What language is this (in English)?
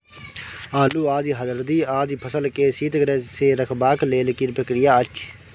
Maithili